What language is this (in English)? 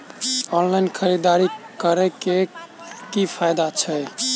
Maithili